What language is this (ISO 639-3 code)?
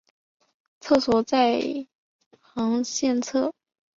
zho